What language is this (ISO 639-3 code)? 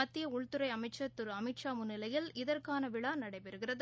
tam